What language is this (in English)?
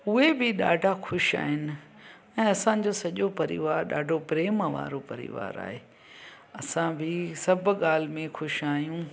Sindhi